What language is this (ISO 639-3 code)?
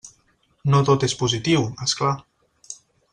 cat